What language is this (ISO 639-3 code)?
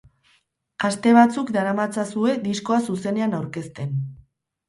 eus